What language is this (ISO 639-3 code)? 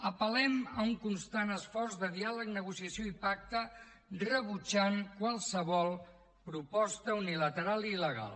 cat